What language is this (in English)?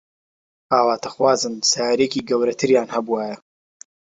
Central Kurdish